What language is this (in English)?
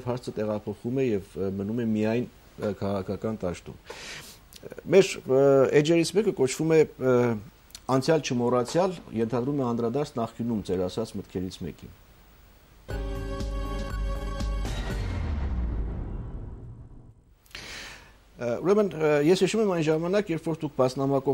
Turkish